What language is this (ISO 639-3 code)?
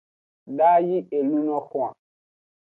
ajg